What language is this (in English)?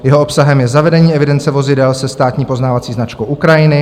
Czech